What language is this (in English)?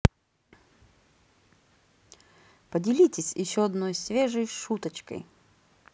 Russian